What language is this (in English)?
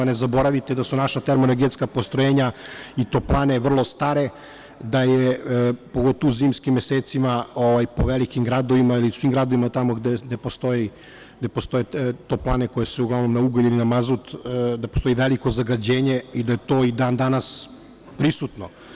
Serbian